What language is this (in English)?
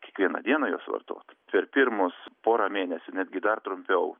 Lithuanian